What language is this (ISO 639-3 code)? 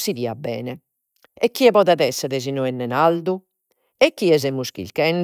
srd